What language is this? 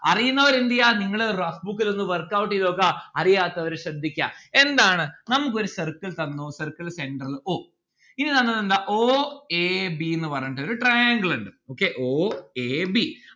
Malayalam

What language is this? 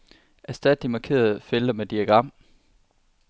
Danish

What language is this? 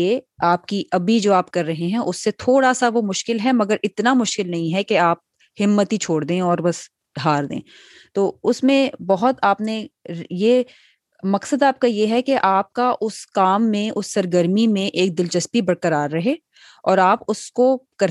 Urdu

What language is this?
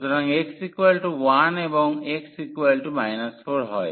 Bangla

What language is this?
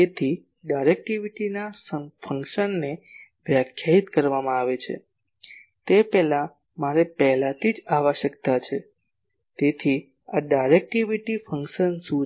Gujarati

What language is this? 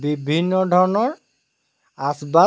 Assamese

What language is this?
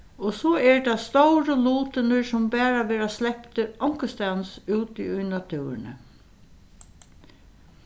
Faroese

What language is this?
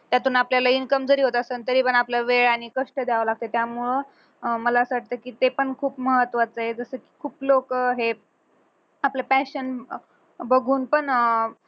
Marathi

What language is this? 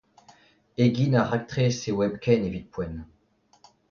Breton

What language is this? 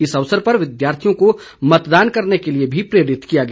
Hindi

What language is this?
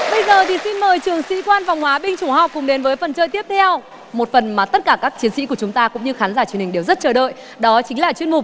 Vietnamese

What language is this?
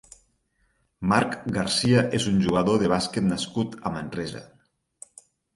Catalan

